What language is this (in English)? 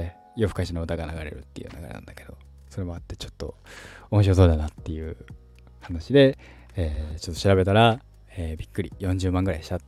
Japanese